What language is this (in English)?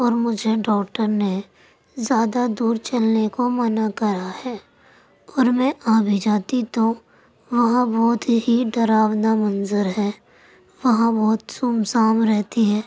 Urdu